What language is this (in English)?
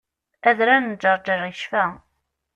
Kabyle